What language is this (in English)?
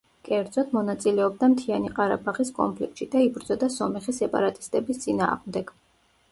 Georgian